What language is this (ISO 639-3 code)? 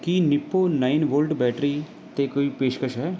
pan